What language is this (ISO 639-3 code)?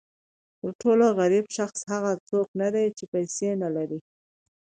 pus